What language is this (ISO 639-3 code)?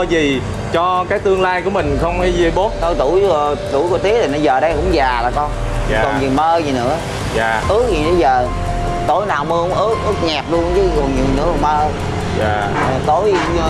vie